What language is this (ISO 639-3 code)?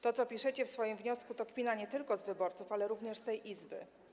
pol